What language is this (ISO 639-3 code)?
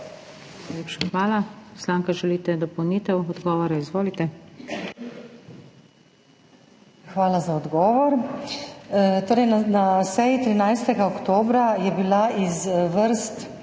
slv